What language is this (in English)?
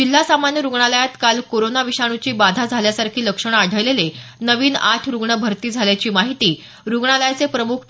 Marathi